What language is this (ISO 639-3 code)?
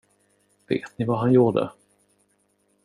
swe